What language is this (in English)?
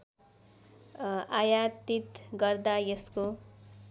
Nepali